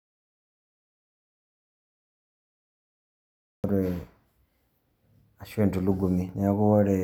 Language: Masai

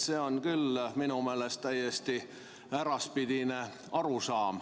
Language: Estonian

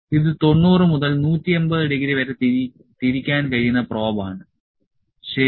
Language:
Malayalam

